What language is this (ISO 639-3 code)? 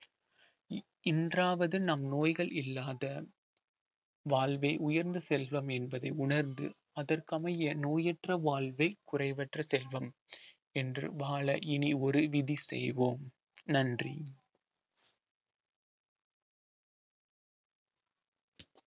tam